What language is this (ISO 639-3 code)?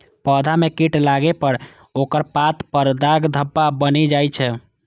mai